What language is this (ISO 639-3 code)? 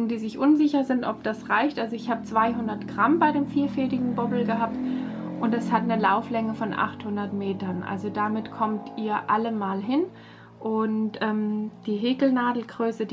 deu